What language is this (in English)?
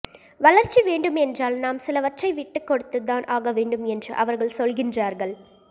Tamil